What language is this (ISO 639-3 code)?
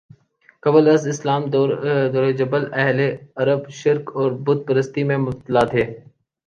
urd